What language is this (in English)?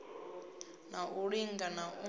Venda